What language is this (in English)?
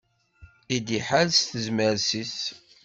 Kabyle